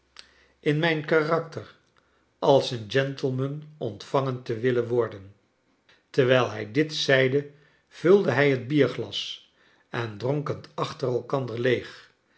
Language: Dutch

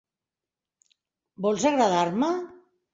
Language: Catalan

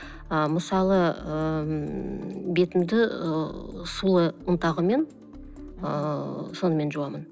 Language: Kazakh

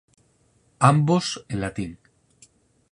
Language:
Galician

